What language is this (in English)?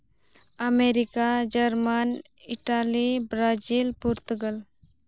Santali